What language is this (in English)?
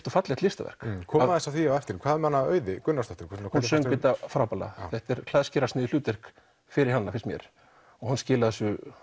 Icelandic